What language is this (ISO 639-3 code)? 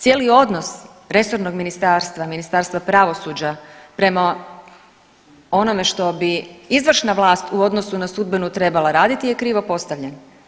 hrv